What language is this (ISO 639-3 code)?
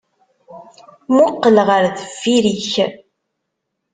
kab